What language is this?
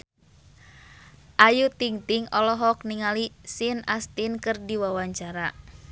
Sundanese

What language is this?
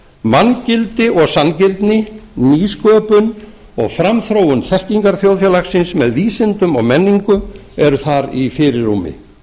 Icelandic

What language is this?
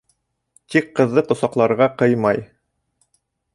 Bashkir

